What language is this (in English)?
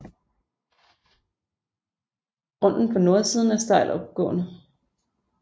Danish